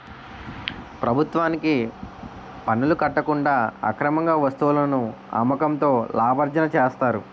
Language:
Telugu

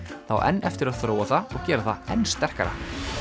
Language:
Icelandic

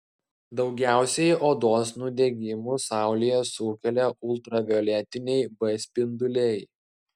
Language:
Lithuanian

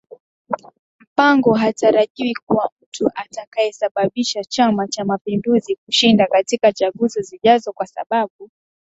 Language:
Swahili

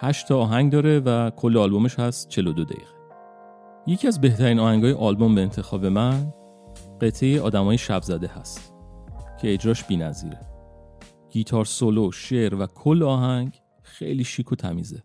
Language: Persian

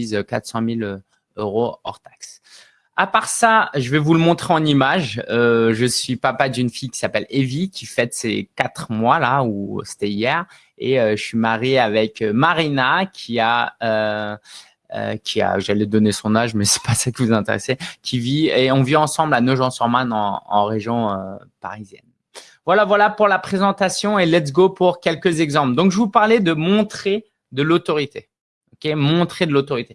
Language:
French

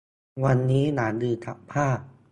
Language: Thai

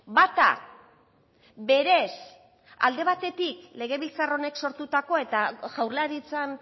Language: Basque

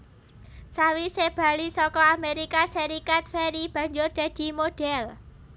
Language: Javanese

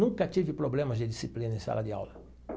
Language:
Portuguese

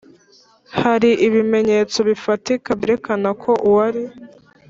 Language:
Kinyarwanda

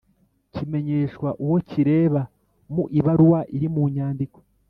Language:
Kinyarwanda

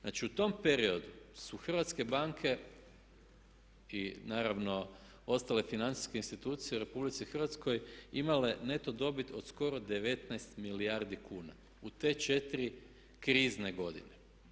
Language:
Croatian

